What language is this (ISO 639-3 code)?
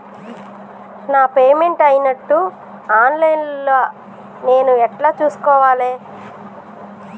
tel